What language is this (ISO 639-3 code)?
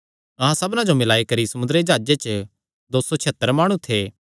xnr